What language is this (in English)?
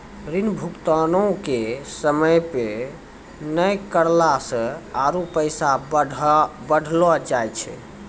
Maithili